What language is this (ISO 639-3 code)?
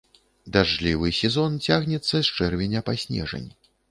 bel